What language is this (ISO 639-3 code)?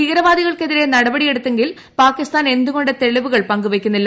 mal